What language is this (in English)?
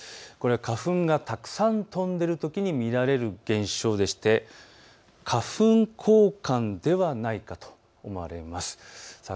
Japanese